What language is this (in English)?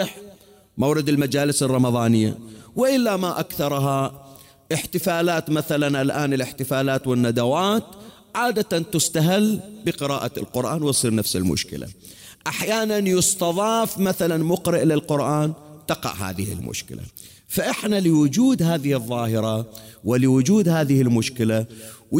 Arabic